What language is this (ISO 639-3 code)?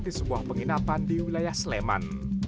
ind